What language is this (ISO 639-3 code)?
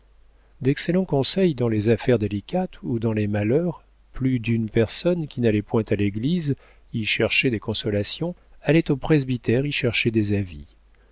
fra